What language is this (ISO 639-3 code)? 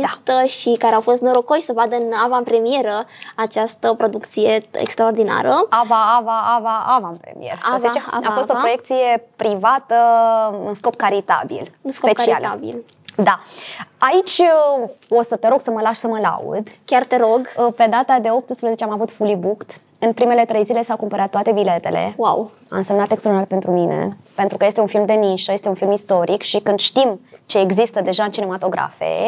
ron